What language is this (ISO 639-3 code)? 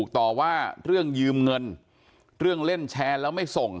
tha